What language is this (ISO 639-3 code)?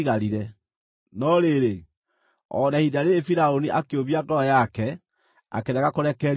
kik